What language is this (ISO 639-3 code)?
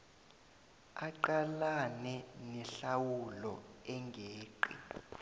nbl